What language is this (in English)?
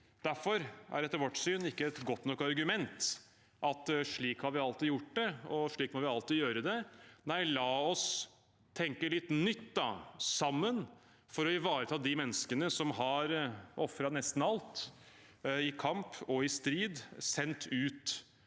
Norwegian